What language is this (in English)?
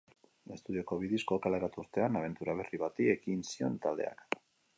Basque